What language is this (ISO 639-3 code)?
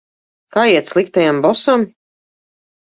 lav